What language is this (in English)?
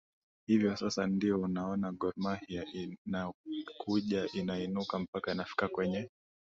Swahili